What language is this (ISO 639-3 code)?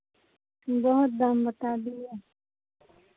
hin